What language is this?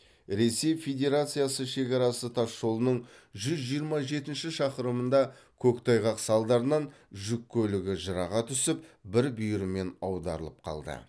Kazakh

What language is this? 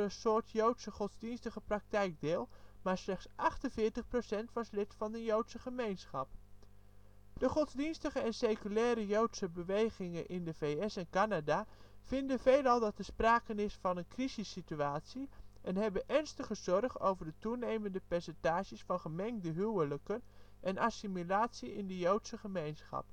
Dutch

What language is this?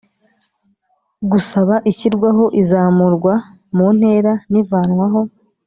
Kinyarwanda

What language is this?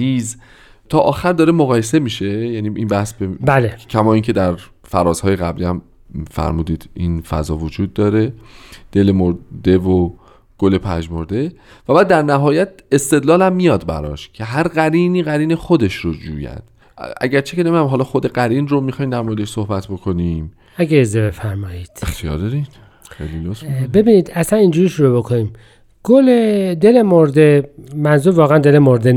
Persian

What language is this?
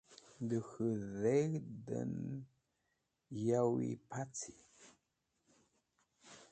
Wakhi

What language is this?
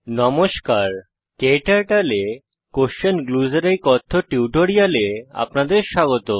Bangla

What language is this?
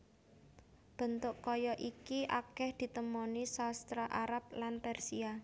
Javanese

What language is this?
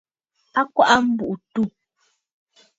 Bafut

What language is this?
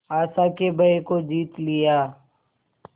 Hindi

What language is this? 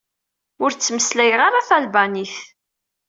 Kabyle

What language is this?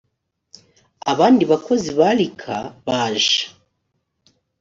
Kinyarwanda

